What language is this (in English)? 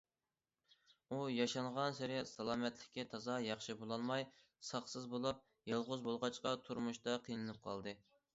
Uyghur